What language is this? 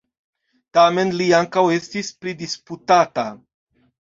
Esperanto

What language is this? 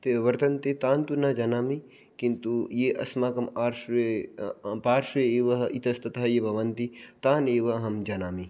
Sanskrit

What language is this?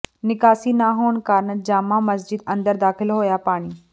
Punjabi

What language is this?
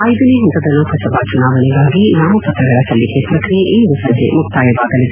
Kannada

